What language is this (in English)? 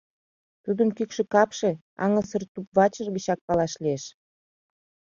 Mari